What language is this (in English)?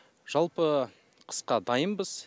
Kazakh